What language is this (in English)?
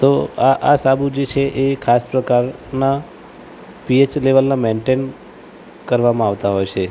Gujarati